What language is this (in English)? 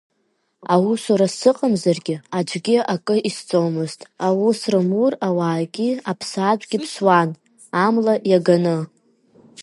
Abkhazian